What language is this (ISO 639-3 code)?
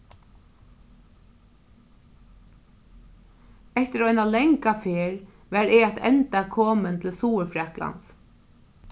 fao